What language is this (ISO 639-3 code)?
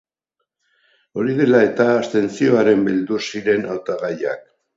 eus